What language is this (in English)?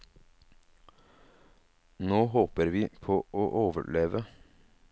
Norwegian